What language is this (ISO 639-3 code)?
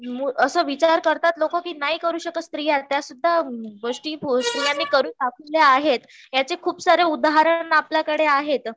mar